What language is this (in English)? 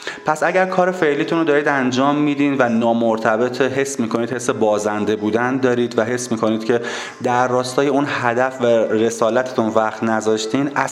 Persian